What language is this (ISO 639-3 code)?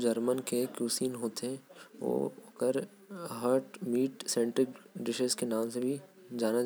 kfp